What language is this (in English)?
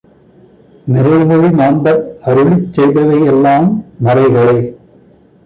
Tamil